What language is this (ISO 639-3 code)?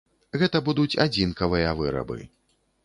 bel